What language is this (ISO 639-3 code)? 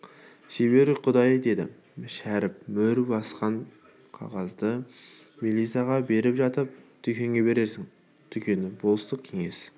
kaz